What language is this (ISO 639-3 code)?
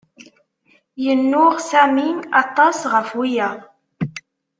kab